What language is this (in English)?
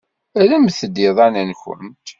Kabyle